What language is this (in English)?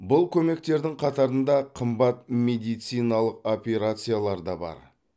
Kazakh